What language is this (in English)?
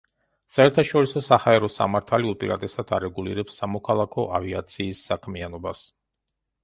Georgian